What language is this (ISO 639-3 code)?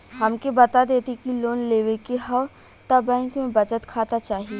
bho